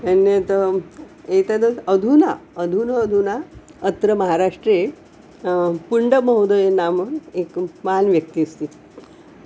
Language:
Sanskrit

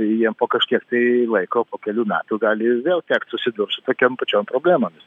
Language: Lithuanian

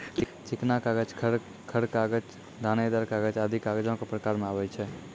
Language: Maithili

